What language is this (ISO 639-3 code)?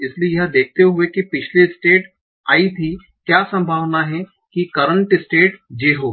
hin